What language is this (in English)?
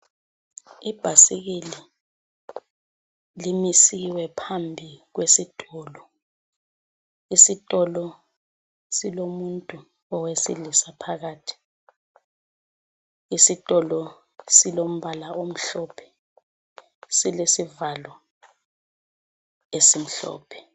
North Ndebele